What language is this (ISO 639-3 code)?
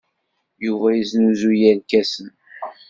kab